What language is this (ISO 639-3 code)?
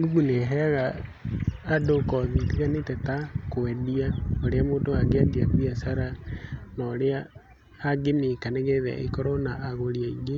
kik